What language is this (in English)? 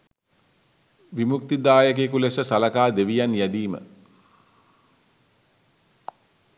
Sinhala